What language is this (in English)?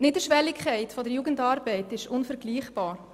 Swiss German